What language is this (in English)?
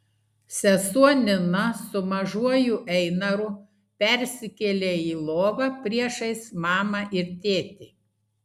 Lithuanian